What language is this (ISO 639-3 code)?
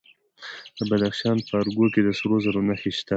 pus